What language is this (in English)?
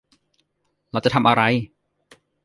Thai